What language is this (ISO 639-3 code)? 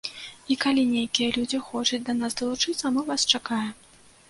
bel